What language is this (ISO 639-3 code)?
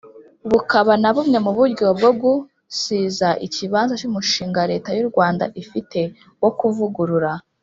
kin